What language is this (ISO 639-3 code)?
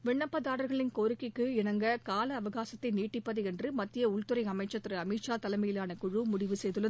tam